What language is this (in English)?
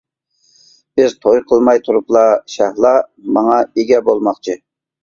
Uyghur